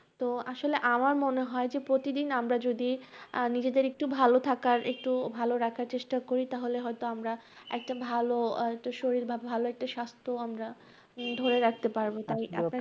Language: Bangla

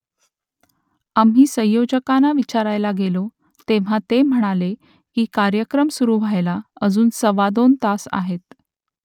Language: Marathi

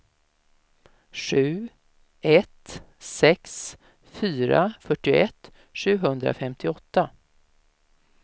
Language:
Swedish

